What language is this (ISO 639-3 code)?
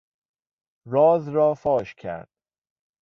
fas